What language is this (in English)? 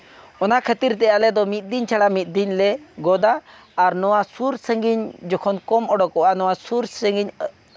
Santali